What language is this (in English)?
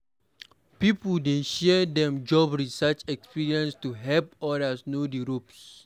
Nigerian Pidgin